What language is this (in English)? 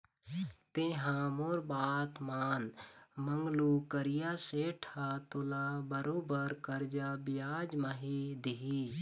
Chhattisgarhi